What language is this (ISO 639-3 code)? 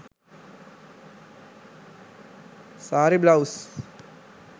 sin